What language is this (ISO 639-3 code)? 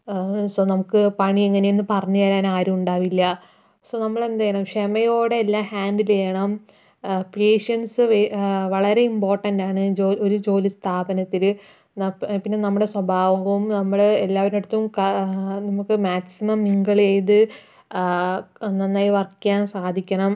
mal